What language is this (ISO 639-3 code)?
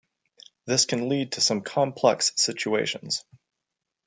eng